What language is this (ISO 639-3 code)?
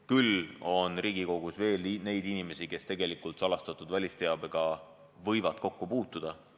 est